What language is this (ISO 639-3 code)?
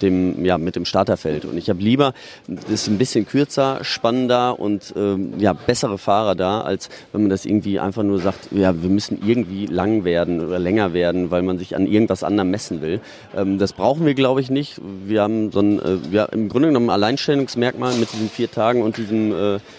deu